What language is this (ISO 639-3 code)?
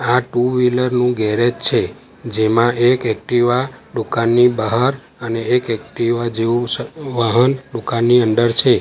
guj